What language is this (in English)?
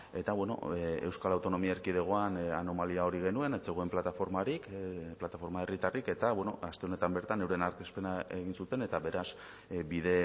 Basque